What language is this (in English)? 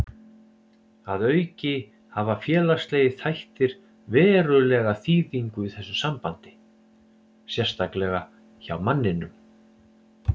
Icelandic